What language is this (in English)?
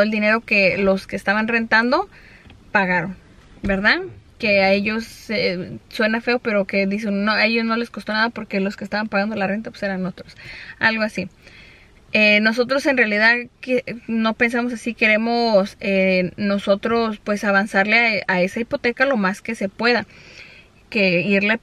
Spanish